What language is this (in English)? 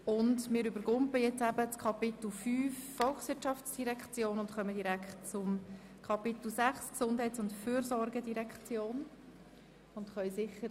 Swiss German